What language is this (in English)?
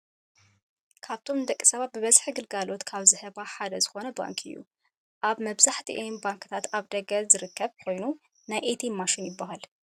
Tigrinya